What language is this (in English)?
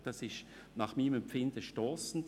Swiss German